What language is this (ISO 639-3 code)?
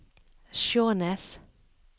nor